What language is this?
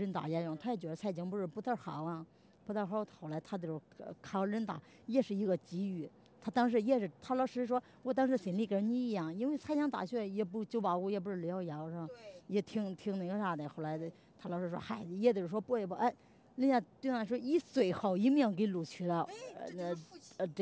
Chinese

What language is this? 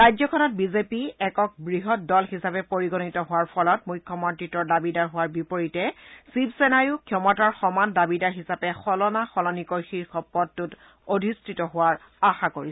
Assamese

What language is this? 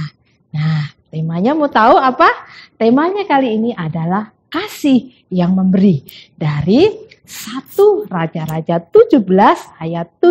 Indonesian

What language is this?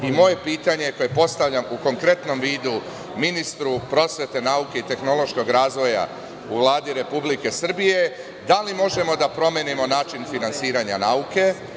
Serbian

